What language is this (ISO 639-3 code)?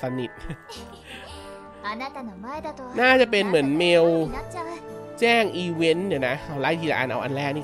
tha